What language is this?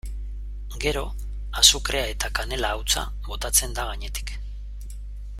Basque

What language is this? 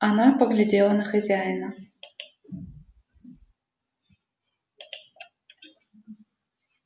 Russian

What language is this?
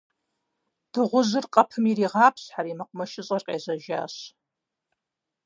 Kabardian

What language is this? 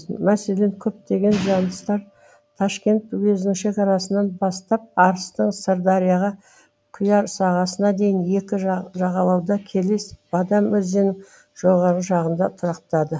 Kazakh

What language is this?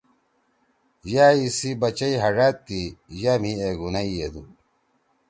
Torwali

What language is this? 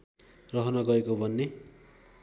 Nepali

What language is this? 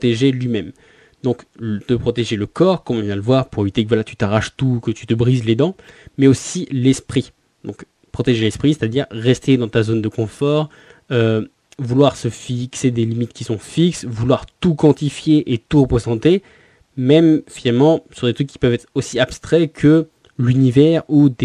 French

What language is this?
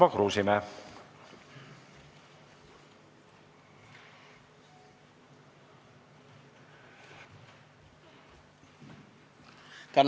Estonian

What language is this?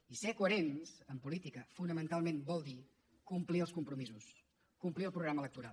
Catalan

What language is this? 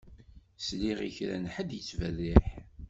Kabyle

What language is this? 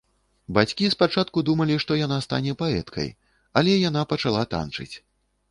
Belarusian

